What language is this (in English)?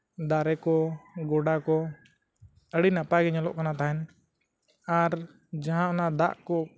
Santali